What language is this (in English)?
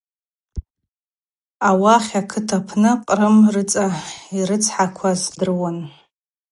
Abaza